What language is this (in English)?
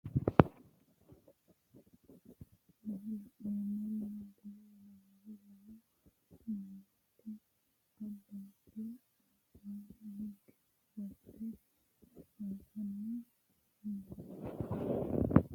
Sidamo